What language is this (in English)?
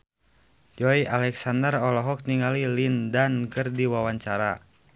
Sundanese